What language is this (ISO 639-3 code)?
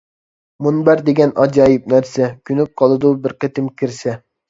uig